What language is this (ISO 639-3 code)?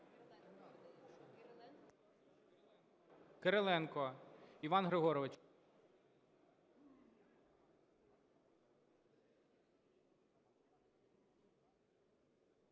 ukr